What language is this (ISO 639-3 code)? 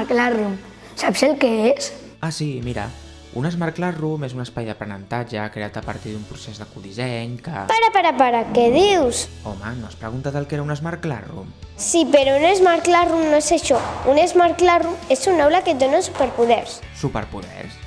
cat